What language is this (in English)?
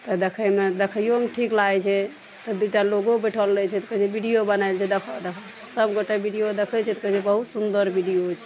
Maithili